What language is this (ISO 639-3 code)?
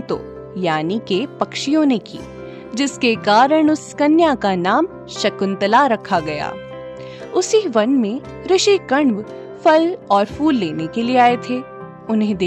hin